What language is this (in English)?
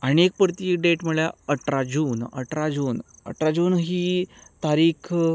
Konkani